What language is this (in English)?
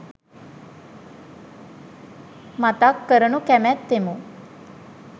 Sinhala